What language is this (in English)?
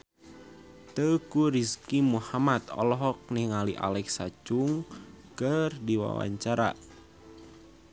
Sundanese